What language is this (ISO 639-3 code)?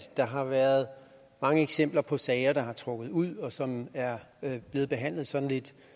dan